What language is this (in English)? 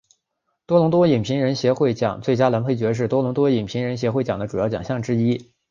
Chinese